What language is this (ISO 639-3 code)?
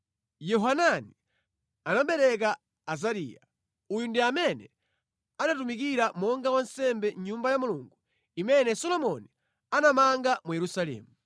nya